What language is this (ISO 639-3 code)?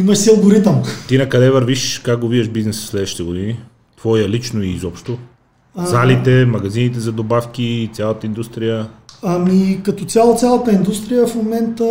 bul